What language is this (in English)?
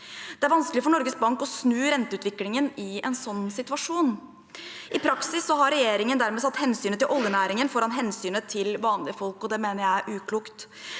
Norwegian